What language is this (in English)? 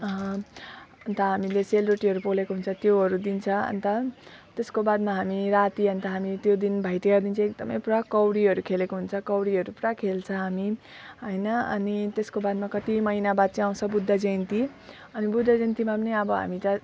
Nepali